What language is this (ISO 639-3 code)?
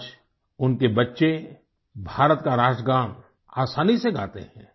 hin